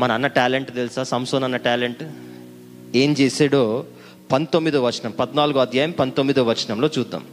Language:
Telugu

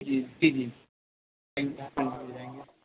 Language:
Urdu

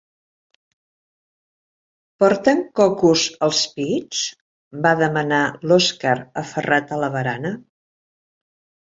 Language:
Catalan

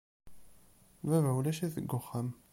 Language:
Kabyle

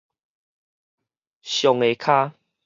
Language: Min Nan Chinese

